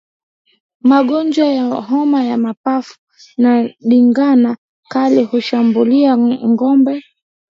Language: Swahili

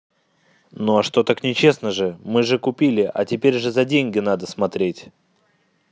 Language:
Russian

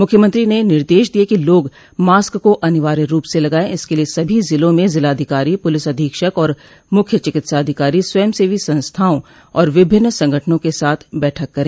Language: Hindi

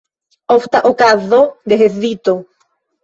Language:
Esperanto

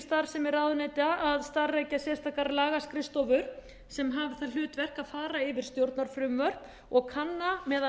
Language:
Icelandic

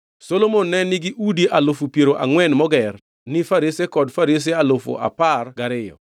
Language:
Luo (Kenya and Tanzania)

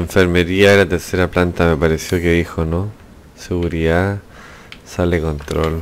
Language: Spanish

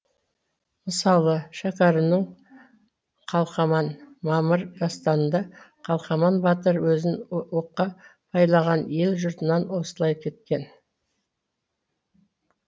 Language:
Kazakh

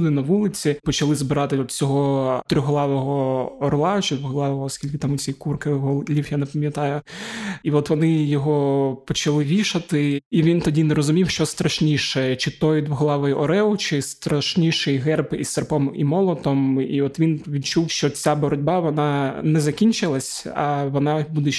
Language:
Ukrainian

